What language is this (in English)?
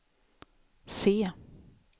Swedish